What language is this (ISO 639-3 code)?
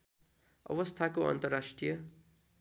nep